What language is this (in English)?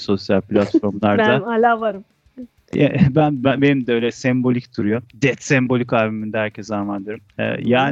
Turkish